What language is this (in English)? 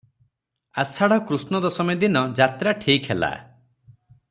Odia